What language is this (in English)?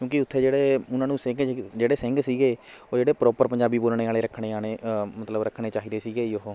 Punjabi